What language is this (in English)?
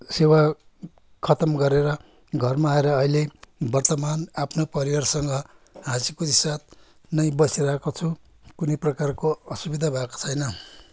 Nepali